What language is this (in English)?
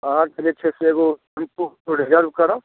Maithili